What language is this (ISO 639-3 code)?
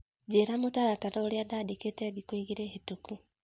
kik